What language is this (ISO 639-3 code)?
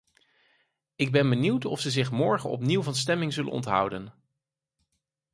nld